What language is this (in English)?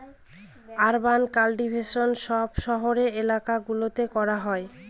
Bangla